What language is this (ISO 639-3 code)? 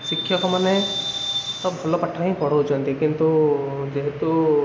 ori